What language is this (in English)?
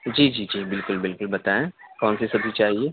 Urdu